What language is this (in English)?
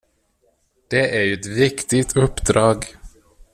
Swedish